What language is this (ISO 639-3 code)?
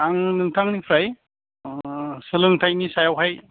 brx